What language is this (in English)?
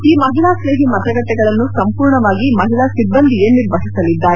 Kannada